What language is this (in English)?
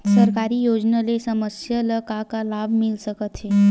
Chhattisgarhi